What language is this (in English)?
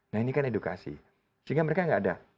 Indonesian